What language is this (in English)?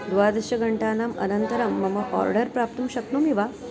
Sanskrit